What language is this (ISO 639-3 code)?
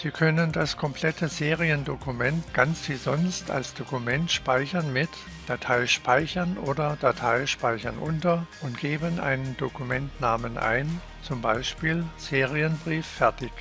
deu